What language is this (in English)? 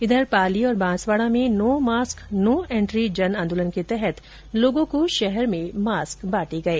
Hindi